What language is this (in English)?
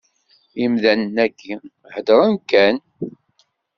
Kabyle